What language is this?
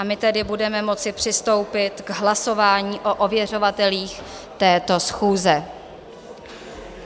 Czech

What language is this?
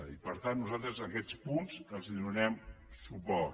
Catalan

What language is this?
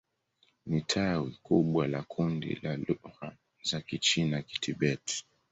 Swahili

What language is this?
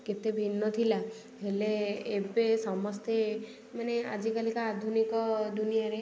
Odia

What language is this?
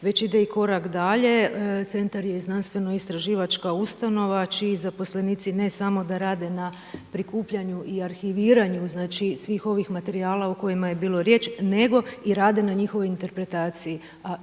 Croatian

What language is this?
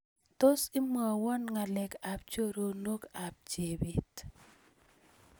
Kalenjin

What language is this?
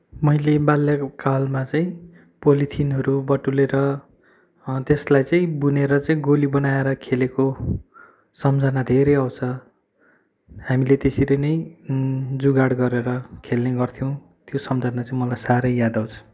Nepali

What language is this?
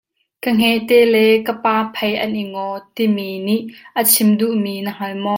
Hakha Chin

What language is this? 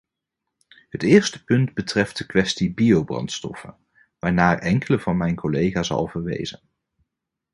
Dutch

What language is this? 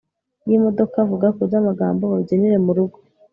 Kinyarwanda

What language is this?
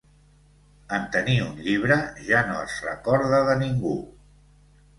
Catalan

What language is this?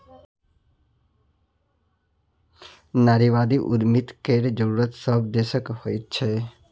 Maithili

